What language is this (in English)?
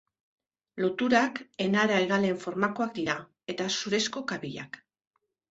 Basque